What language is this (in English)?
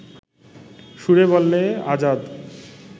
Bangla